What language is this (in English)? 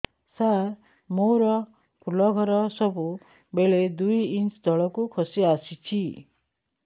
Odia